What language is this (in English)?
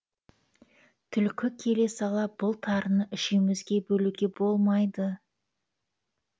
Kazakh